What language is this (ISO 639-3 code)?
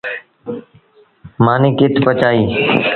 sbn